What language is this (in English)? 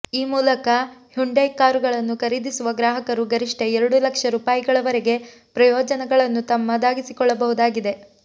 Kannada